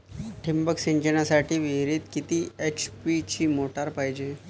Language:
Marathi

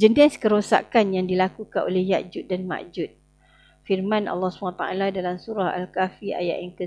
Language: Malay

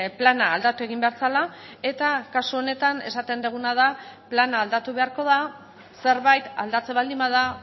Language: Basque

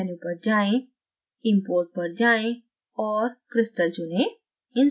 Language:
Hindi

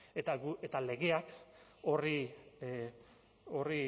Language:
Basque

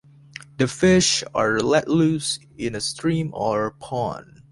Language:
English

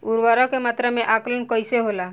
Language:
Bhojpuri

